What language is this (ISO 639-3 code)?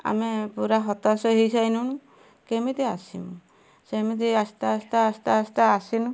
ori